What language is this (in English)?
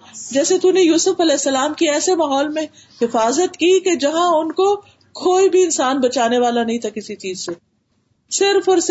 Urdu